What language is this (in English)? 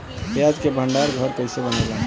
Bhojpuri